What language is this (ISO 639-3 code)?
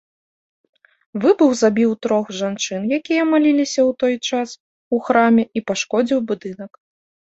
bel